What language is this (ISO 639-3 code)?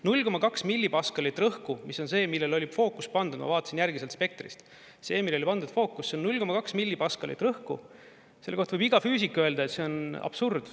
est